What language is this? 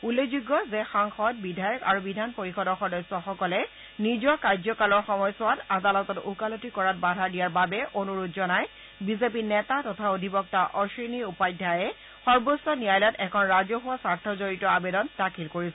Assamese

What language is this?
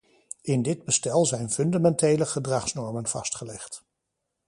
Dutch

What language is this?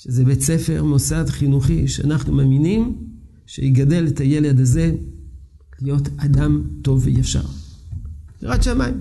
Hebrew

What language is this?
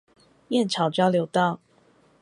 Chinese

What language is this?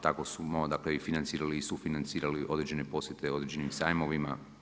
Croatian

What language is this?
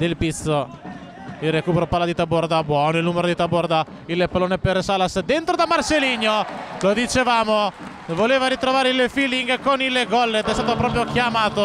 Italian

